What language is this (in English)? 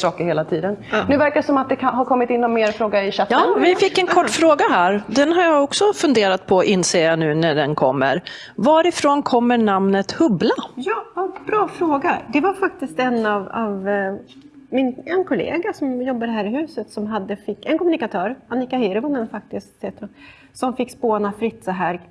Swedish